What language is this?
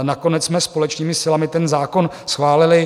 Czech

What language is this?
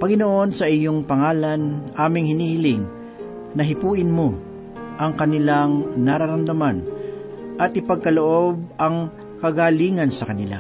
Filipino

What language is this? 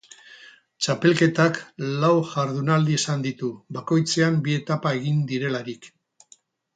Basque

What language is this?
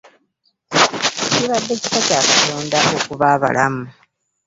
Ganda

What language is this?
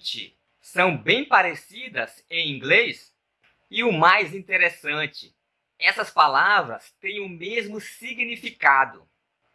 Portuguese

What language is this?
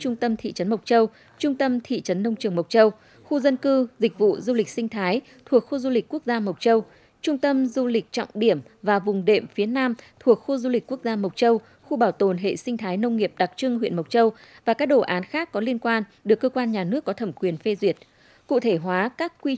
Vietnamese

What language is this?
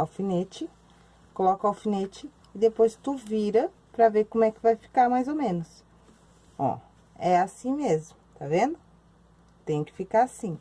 Portuguese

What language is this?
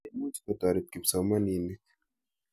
Kalenjin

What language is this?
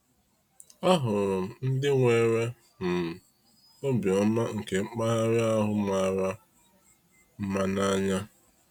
Igbo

